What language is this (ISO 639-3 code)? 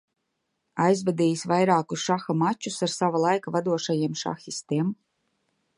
lav